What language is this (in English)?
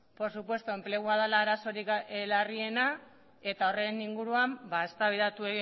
Basque